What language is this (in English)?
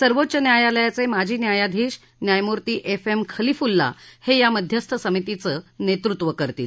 Marathi